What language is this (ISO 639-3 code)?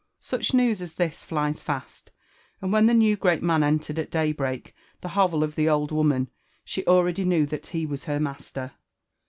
eng